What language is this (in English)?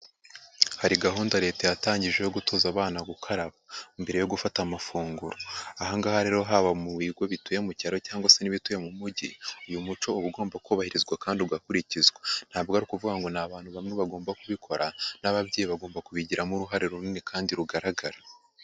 Kinyarwanda